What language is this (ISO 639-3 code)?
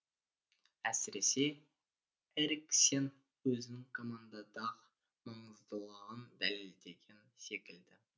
kaz